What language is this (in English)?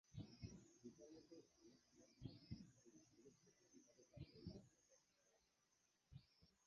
Bangla